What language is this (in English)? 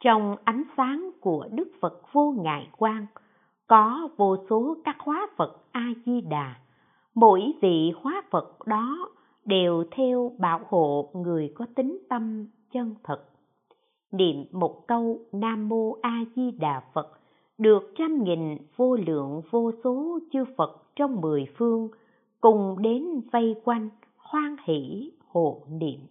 Vietnamese